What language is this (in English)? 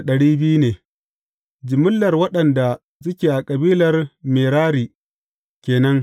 Hausa